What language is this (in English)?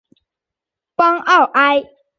Chinese